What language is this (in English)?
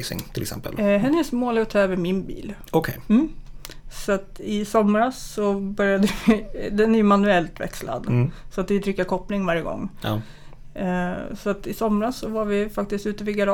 Swedish